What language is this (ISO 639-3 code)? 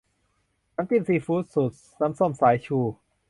tha